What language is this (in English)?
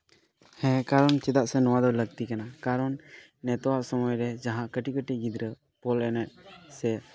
Santali